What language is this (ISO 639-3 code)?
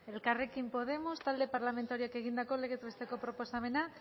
eus